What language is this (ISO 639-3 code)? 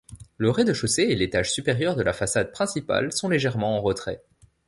fra